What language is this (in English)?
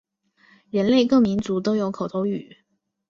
Chinese